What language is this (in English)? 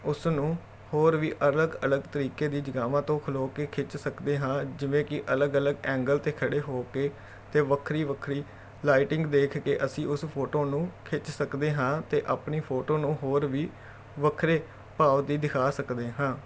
Punjabi